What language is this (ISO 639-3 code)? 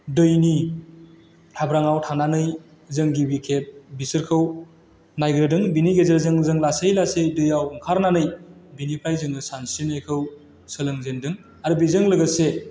brx